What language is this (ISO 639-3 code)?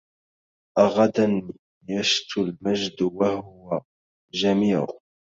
ara